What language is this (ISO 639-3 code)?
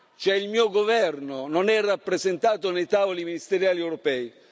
ita